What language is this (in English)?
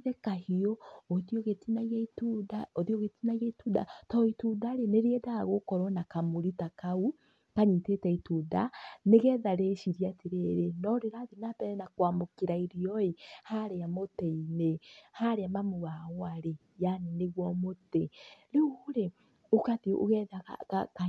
Kikuyu